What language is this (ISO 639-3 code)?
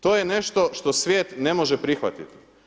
hrv